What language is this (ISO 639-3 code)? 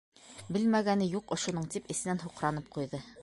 bak